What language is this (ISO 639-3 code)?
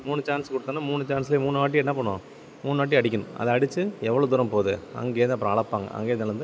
tam